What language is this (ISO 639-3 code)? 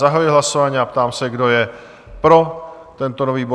ces